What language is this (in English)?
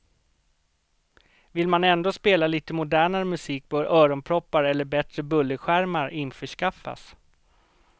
Swedish